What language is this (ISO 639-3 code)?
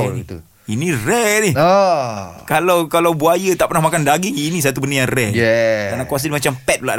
msa